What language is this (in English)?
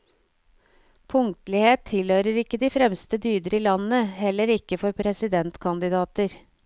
Norwegian